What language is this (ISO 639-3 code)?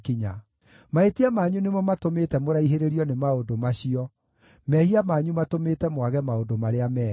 kik